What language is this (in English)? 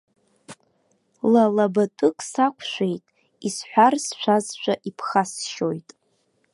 Abkhazian